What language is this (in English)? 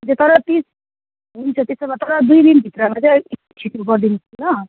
Nepali